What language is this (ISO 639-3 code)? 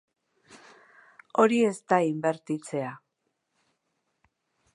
eus